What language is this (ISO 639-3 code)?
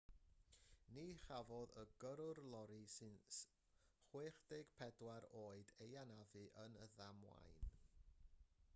cym